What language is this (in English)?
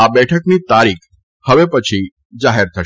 Gujarati